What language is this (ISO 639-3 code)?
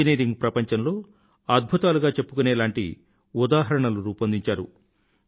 tel